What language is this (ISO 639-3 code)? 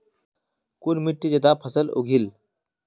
mag